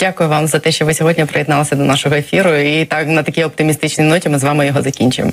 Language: Ukrainian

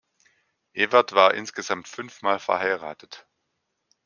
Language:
German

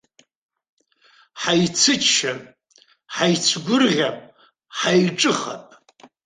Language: Abkhazian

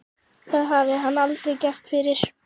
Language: Icelandic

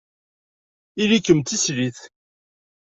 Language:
Kabyle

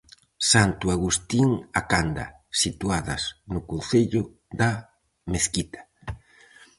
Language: Galician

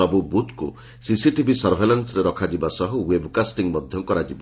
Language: Odia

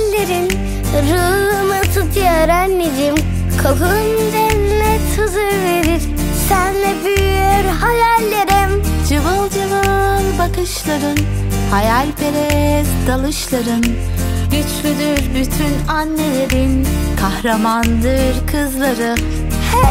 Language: Turkish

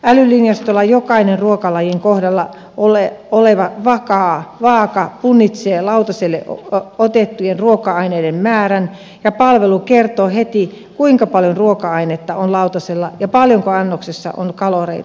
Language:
Finnish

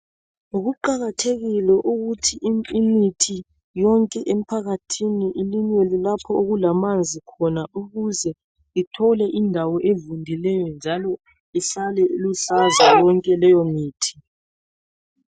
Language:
North Ndebele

